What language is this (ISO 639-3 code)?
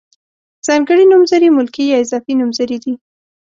pus